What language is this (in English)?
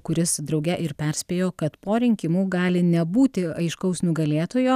Lithuanian